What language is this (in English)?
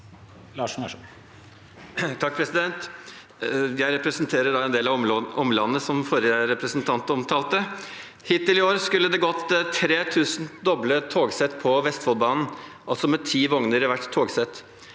Norwegian